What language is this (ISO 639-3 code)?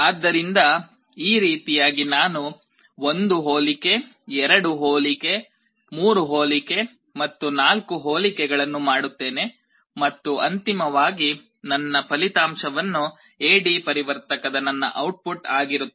kan